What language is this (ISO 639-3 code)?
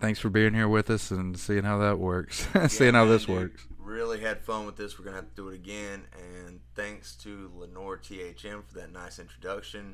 eng